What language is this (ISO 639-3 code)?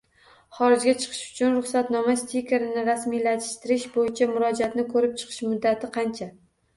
uzb